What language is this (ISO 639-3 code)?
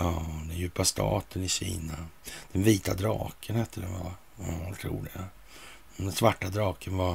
swe